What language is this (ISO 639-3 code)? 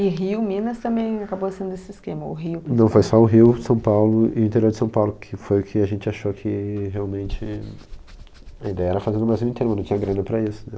por